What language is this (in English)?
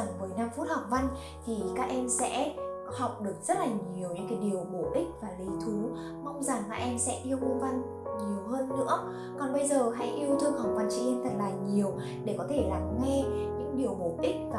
Vietnamese